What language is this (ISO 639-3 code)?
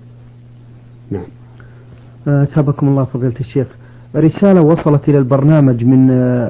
ara